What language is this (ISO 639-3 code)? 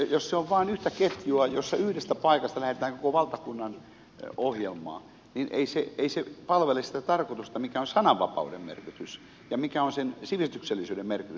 fin